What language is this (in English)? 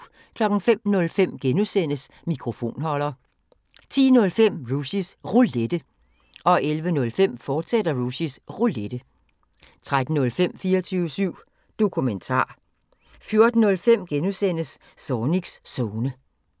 Danish